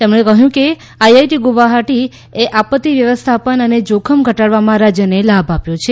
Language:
Gujarati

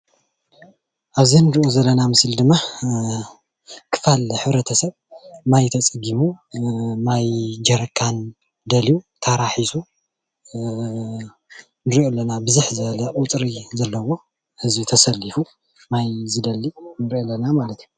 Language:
Tigrinya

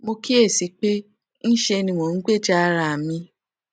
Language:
Yoruba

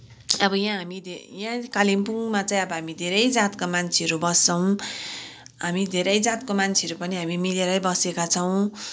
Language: Nepali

